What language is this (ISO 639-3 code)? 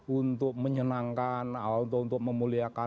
ind